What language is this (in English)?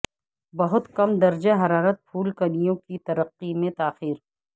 Urdu